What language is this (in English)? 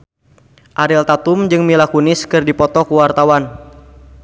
Sundanese